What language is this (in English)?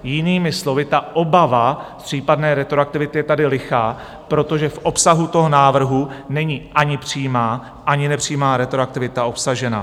Czech